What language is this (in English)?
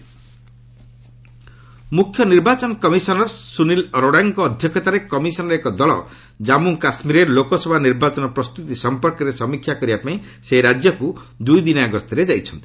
Odia